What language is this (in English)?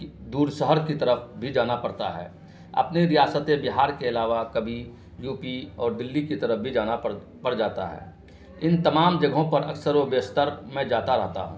Urdu